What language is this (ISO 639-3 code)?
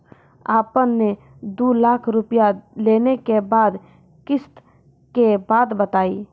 mai